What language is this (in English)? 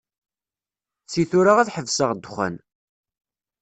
Kabyle